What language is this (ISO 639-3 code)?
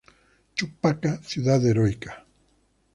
spa